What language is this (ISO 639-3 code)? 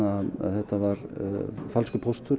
isl